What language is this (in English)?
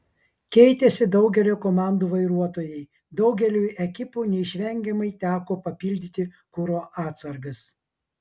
Lithuanian